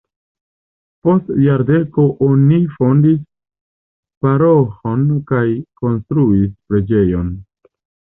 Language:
Esperanto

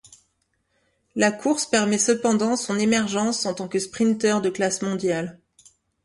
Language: French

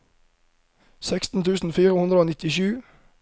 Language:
Norwegian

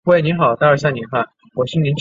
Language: Chinese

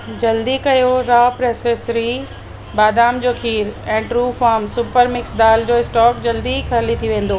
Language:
Sindhi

